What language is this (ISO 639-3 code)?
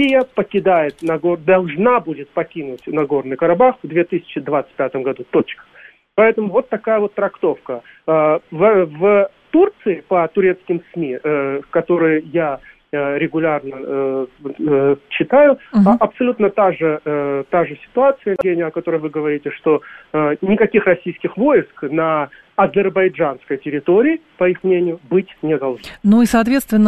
rus